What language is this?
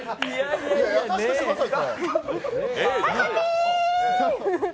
Japanese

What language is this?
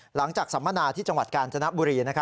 Thai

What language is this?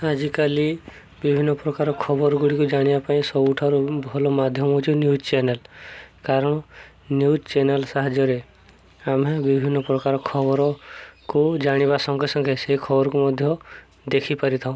Odia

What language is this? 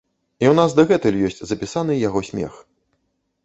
Belarusian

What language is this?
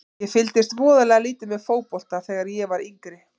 Icelandic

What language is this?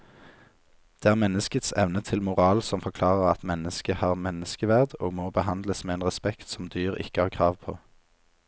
Norwegian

